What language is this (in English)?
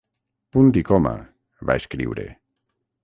Catalan